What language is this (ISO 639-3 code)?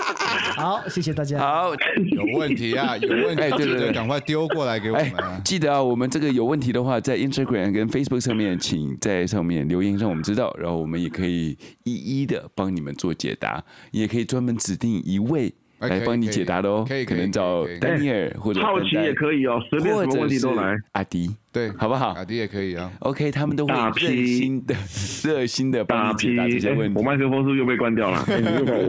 zho